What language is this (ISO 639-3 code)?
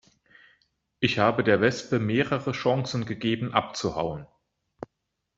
deu